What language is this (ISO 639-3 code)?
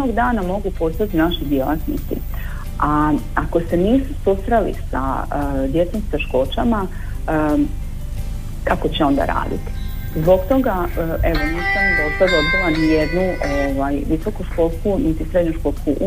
hrv